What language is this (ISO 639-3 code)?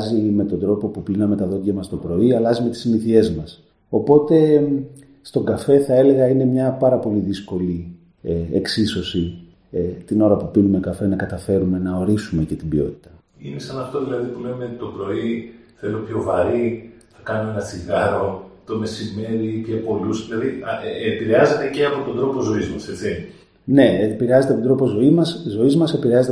ell